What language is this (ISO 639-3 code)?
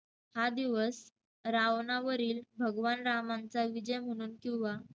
mar